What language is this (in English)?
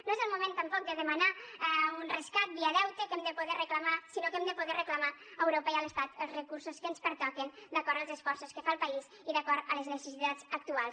Catalan